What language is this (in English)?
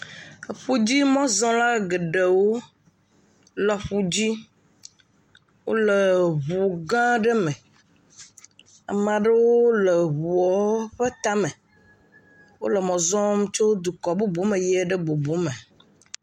Ewe